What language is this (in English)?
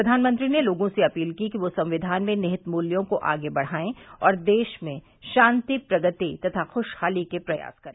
Hindi